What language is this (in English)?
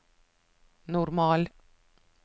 Norwegian